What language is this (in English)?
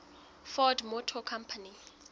Southern Sotho